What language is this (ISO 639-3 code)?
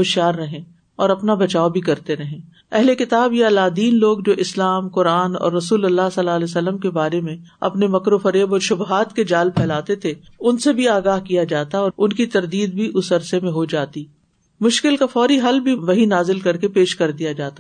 urd